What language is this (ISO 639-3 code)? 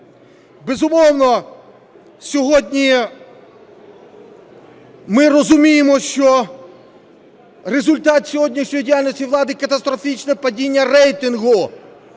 ukr